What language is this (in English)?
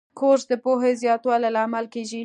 Pashto